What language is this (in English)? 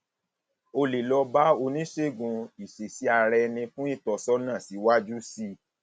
Yoruba